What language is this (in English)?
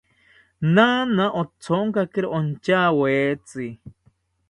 South Ucayali Ashéninka